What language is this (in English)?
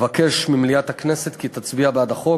Hebrew